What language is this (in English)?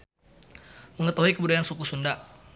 Sundanese